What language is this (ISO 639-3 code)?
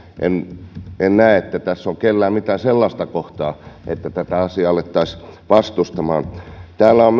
fin